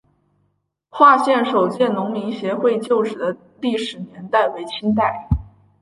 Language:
Chinese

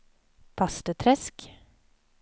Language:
Swedish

